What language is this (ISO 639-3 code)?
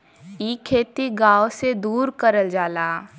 bho